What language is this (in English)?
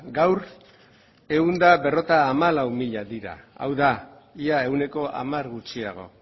Basque